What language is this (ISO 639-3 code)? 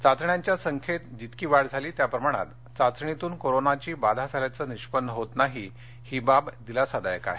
mar